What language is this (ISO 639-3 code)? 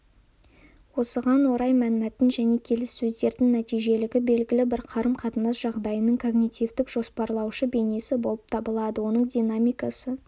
kaz